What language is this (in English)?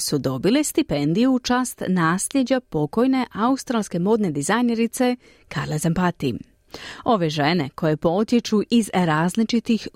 Croatian